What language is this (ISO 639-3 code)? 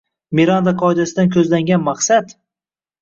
uzb